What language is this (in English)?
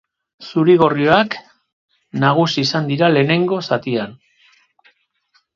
Basque